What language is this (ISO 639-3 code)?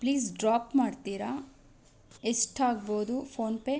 kan